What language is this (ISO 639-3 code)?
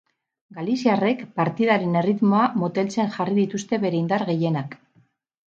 eus